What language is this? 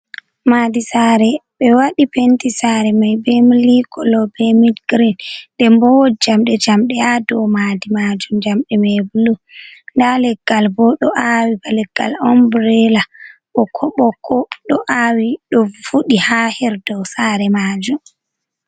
Fula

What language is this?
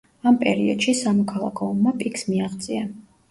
Georgian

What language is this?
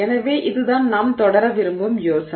Tamil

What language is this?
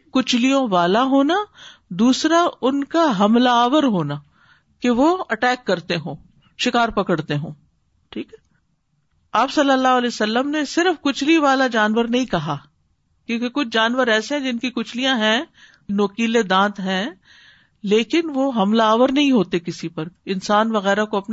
Urdu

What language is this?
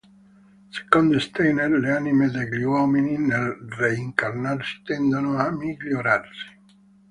Italian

